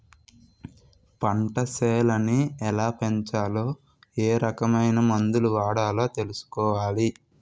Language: Telugu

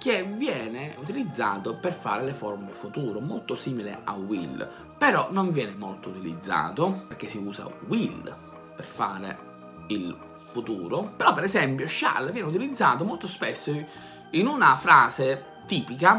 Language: Italian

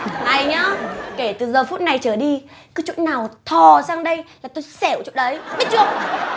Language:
Vietnamese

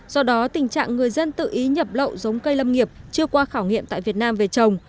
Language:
Vietnamese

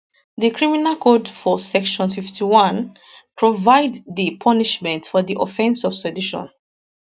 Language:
Nigerian Pidgin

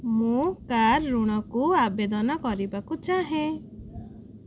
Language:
Odia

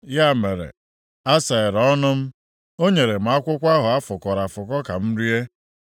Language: Igbo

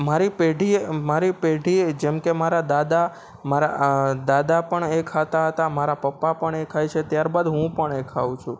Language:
Gujarati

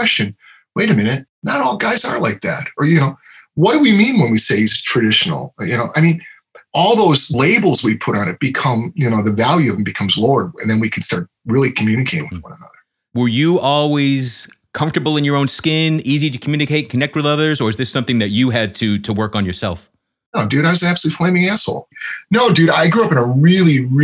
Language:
English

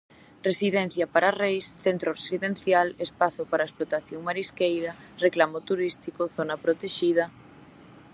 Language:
Galician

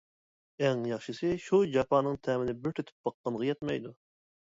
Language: Uyghur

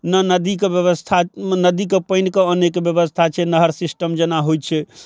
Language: Maithili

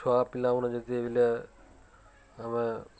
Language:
Odia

